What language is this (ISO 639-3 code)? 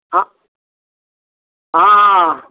mai